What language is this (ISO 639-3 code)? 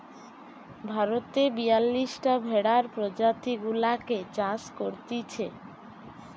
ben